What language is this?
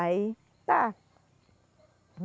Portuguese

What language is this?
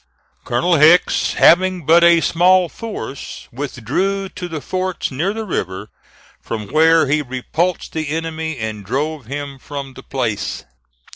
English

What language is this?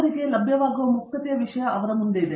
Kannada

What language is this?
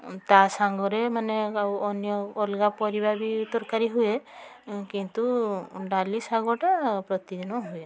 Odia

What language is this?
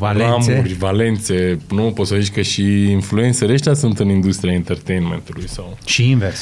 Romanian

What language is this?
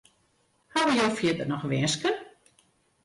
Western Frisian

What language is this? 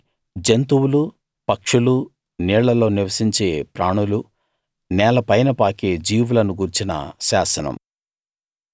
Telugu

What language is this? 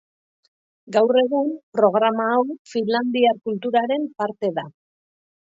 Basque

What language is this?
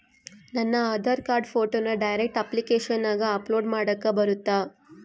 Kannada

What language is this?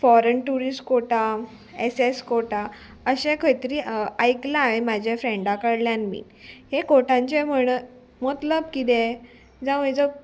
Konkani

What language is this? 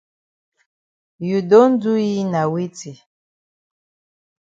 Cameroon Pidgin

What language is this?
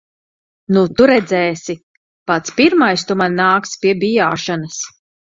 Latvian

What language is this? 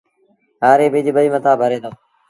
Sindhi Bhil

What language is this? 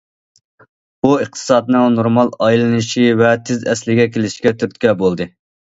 Uyghur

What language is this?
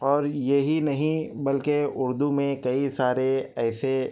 Urdu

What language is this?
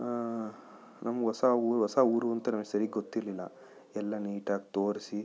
Kannada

